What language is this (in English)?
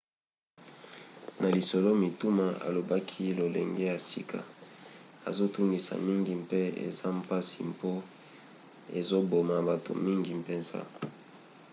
Lingala